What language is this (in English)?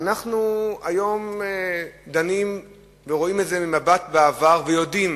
Hebrew